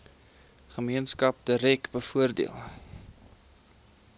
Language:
Afrikaans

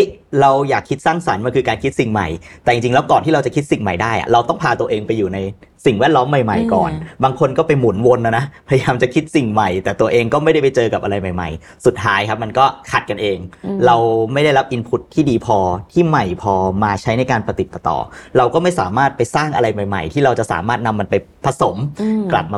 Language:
Thai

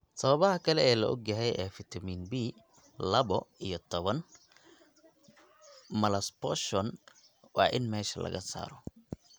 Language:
Somali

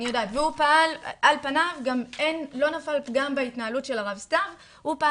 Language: Hebrew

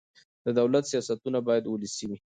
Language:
Pashto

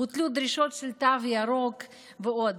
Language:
Hebrew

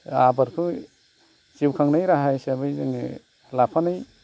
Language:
Bodo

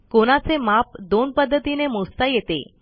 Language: Marathi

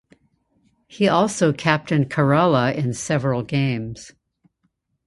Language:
English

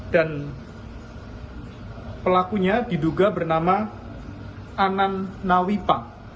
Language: Indonesian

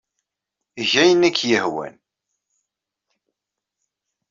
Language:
Kabyle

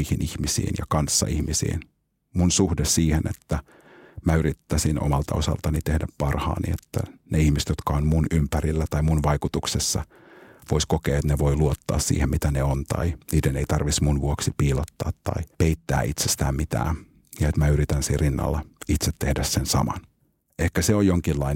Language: Finnish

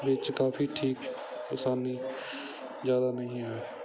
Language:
Punjabi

